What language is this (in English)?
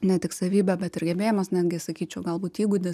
Lithuanian